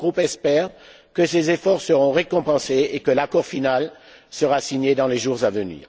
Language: French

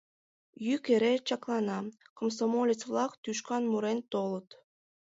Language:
Mari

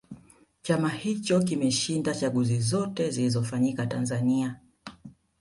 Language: Swahili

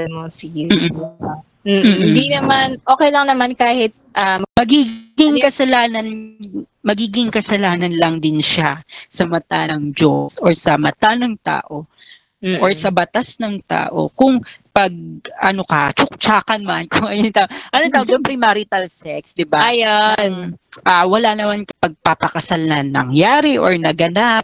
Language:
Filipino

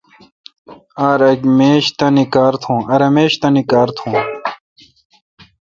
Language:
Kalkoti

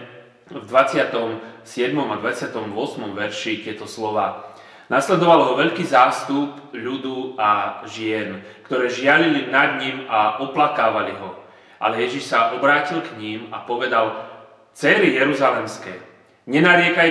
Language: Slovak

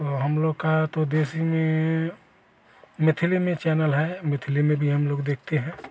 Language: Hindi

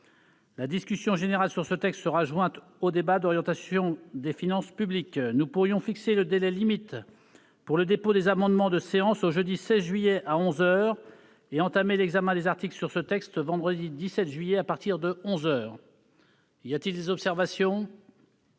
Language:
French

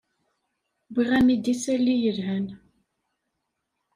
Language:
Kabyle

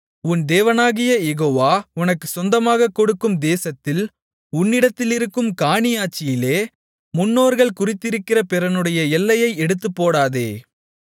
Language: Tamil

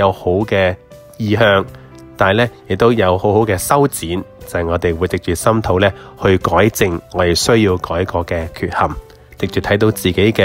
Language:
Chinese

